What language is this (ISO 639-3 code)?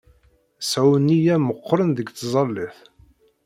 kab